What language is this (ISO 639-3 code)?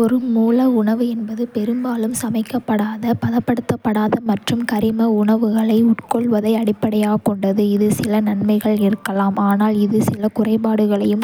kfe